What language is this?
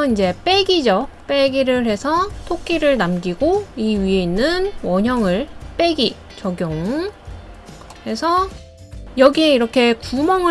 Korean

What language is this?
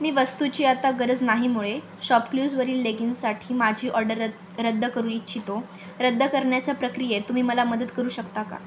Marathi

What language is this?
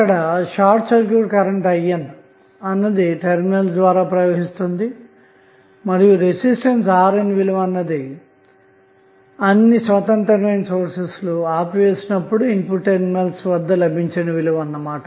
Telugu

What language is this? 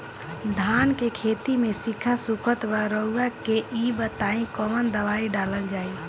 Bhojpuri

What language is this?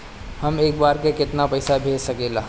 Bhojpuri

